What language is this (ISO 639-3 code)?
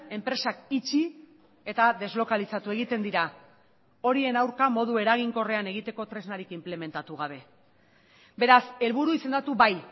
eus